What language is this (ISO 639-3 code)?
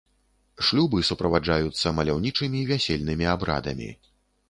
bel